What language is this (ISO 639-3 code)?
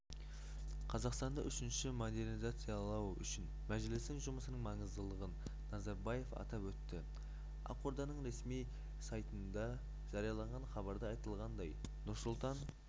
kaz